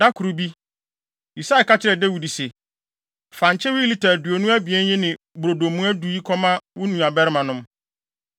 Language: Akan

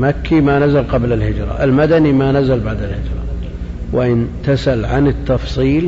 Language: Arabic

